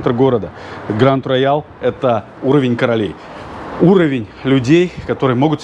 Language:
Russian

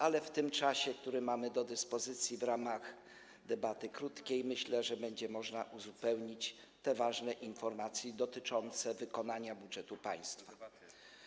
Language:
Polish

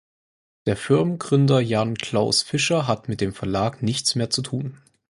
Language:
German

